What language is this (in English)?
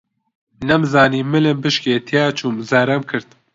Central Kurdish